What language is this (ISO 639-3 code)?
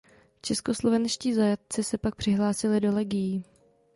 ces